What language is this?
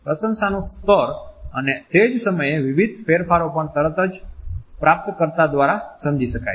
Gujarati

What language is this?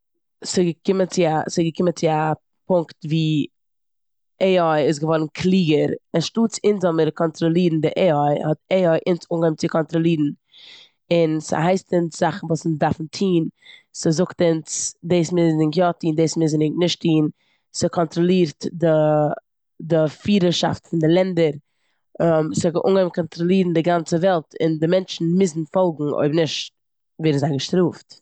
Yiddish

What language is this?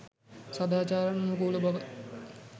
Sinhala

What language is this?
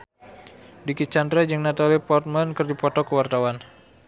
Sundanese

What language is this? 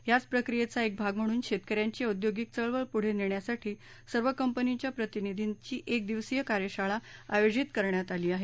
Marathi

